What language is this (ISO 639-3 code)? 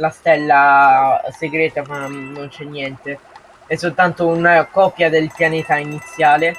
ita